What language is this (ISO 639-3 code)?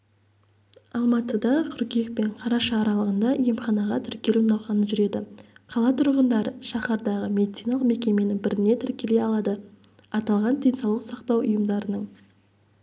kaz